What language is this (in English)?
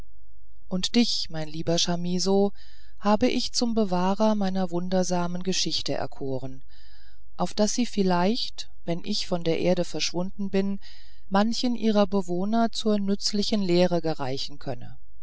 German